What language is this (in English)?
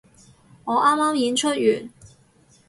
Cantonese